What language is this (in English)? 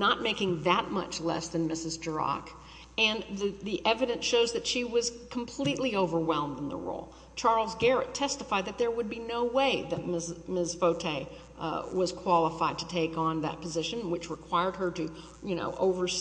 English